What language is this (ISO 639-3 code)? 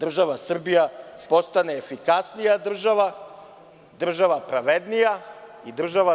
srp